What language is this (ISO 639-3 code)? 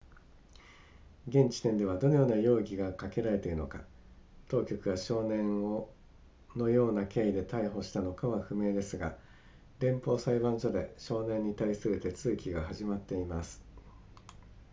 jpn